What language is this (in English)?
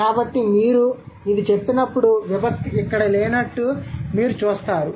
Telugu